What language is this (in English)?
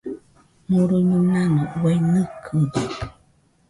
Nüpode Huitoto